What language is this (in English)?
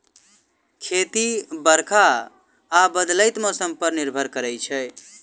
Maithili